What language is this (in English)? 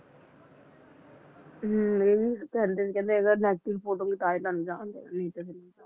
Punjabi